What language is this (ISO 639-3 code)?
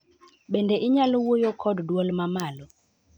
luo